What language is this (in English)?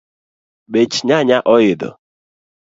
Luo (Kenya and Tanzania)